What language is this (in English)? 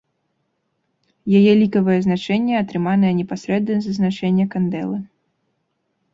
Belarusian